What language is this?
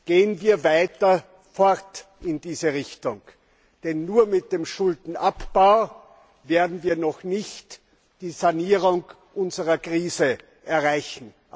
German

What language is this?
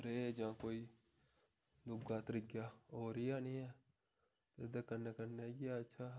Dogri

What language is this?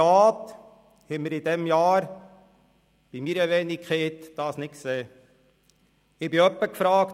Swiss German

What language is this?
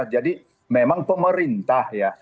Indonesian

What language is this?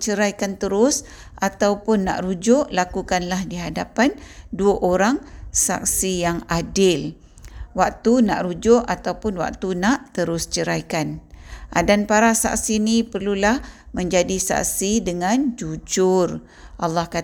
Malay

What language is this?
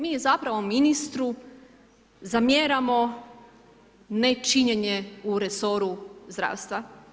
Croatian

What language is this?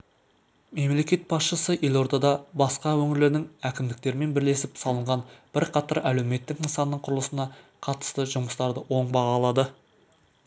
Kazakh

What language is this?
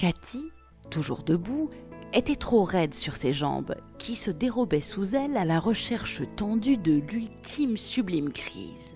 French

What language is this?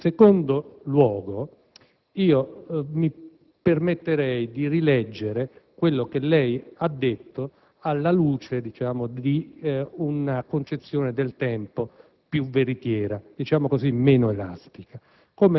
Italian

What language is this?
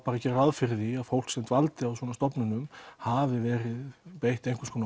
Icelandic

